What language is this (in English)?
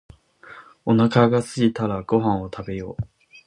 Japanese